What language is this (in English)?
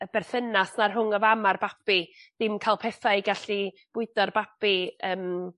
Welsh